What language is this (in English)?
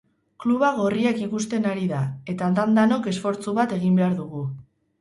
Basque